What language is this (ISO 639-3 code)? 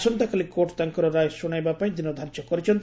ori